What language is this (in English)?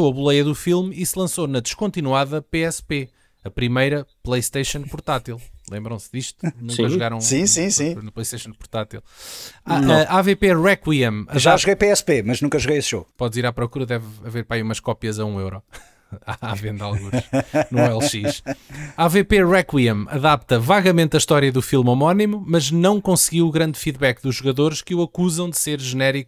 Portuguese